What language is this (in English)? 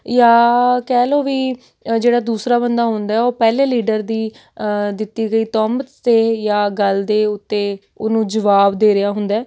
Punjabi